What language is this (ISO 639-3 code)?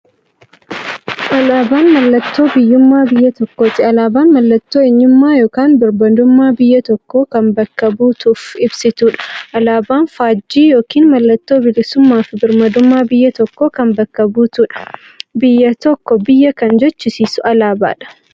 orm